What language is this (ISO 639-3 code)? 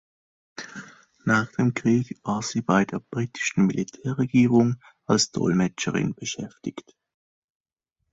deu